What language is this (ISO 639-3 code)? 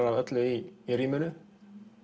isl